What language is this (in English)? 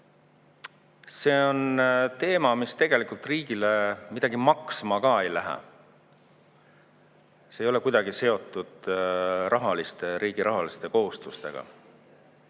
Estonian